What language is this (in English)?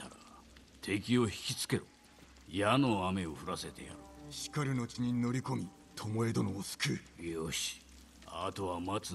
Japanese